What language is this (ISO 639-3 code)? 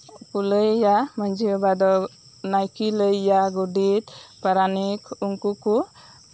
sat